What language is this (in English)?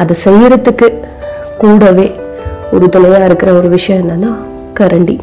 Tamil